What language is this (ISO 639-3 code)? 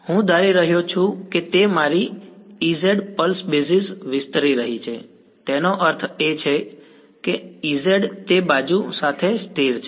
guj